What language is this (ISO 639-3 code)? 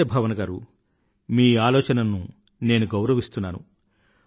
tel